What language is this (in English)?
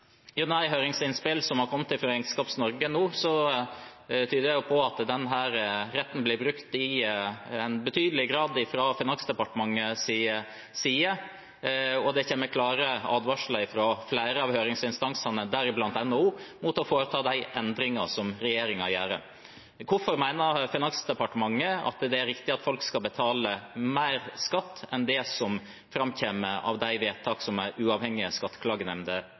Norwegian Bokmål